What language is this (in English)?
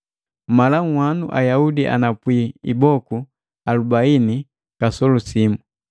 Matengo